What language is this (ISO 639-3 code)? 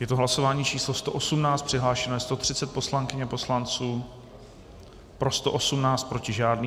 ces